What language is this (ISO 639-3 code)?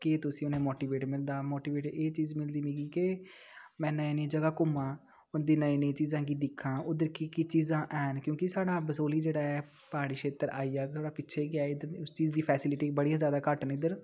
doi